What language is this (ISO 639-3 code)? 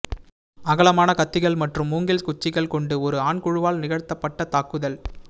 tam